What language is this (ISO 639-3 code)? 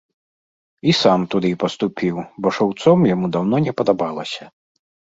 bel